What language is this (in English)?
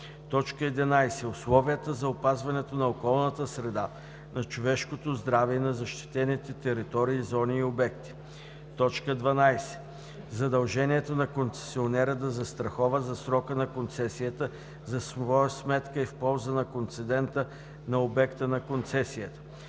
Bulgarian